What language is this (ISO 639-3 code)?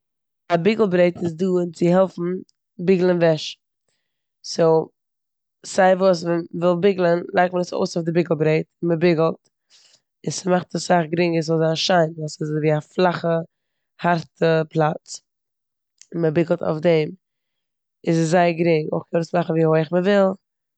yid